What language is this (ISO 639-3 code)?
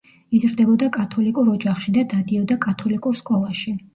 kat